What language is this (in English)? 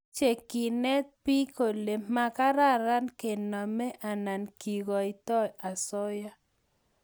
Kalenjin